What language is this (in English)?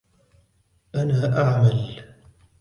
Arabic